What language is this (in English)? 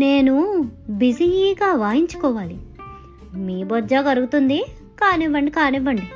Telugu